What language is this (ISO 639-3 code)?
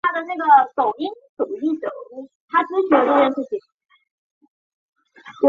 zho